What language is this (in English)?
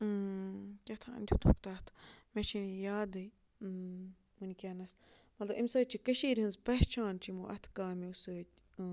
Kashmiri